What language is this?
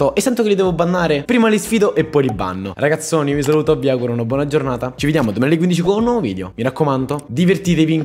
Italian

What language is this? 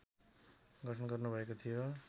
Nepali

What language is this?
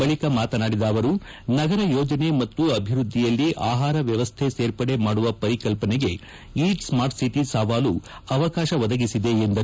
Kannada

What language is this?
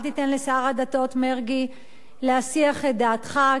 Hebrew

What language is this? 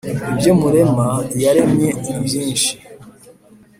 Kinyarwanda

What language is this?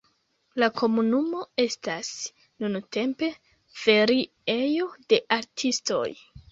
Esperanto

